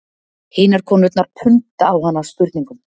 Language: Icelandic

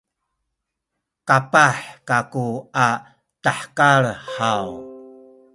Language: Sakizaya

